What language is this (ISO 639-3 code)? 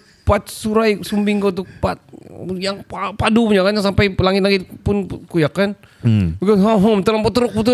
msa